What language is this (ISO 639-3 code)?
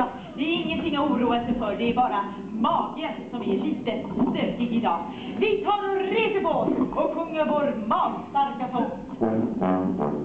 swe